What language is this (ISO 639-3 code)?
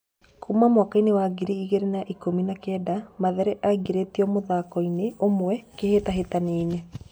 kik